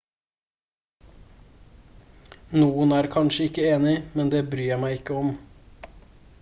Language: Norwegian Bokmål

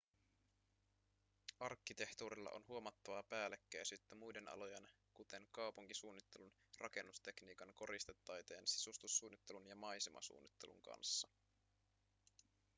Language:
Finnish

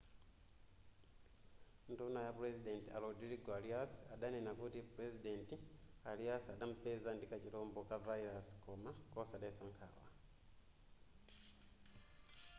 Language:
Nyanja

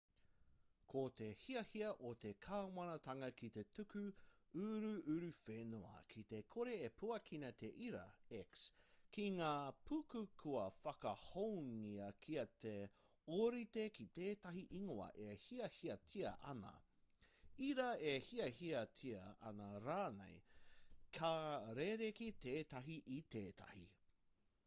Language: Māori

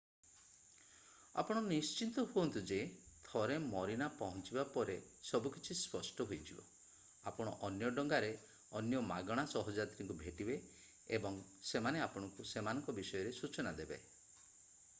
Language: Odia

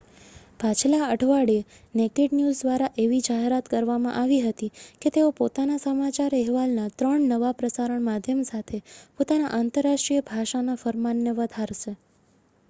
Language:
Gujarati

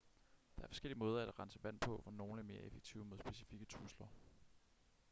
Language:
Danish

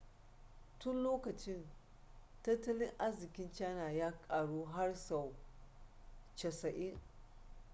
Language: Hausa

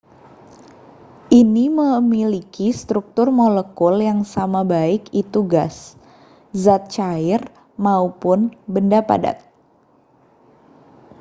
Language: Indonesian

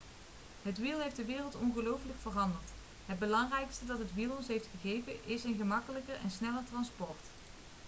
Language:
Dutch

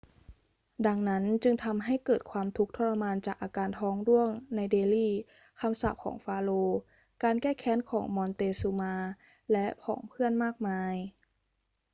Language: Thai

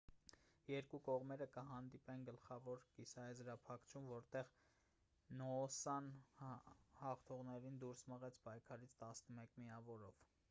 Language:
Armenian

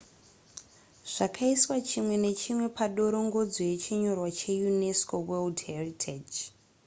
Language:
Shona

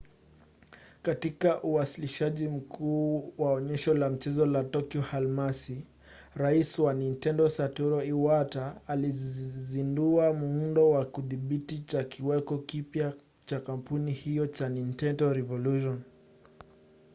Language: Swahili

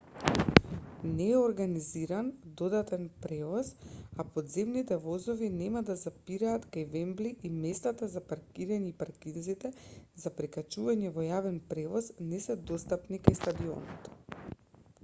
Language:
Macedonian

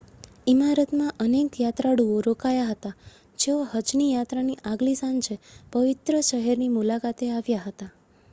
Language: Gujarati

